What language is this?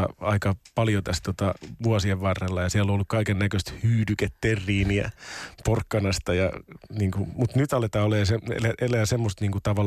Finnish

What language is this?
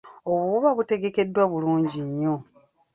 Ganda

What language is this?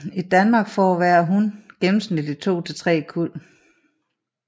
Danish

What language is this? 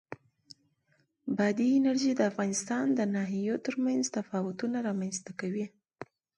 Pashto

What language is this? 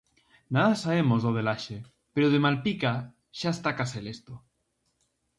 Galician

